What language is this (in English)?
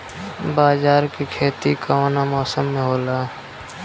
Bhojpuri